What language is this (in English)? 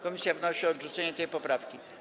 Polish